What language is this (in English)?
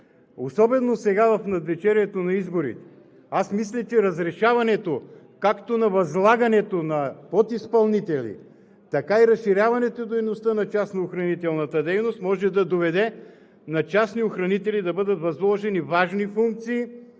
Bulgarian